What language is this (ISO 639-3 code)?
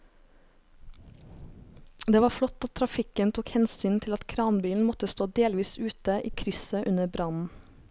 nor